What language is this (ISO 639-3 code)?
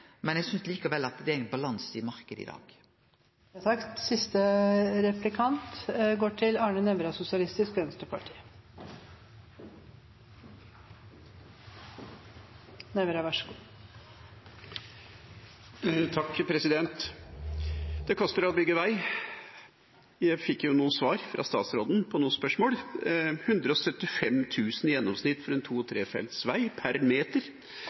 nor